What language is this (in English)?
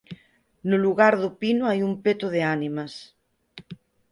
Galician